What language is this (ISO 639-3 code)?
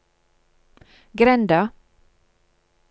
nor